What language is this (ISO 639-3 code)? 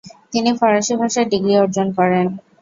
ben